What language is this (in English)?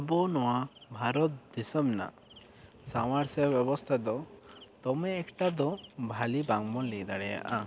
Santali